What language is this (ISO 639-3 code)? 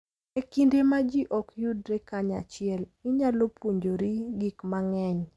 luo